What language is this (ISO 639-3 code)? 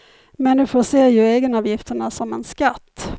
swe